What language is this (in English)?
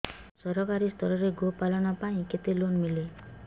Odia